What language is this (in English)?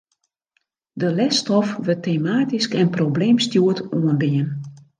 Western Frisian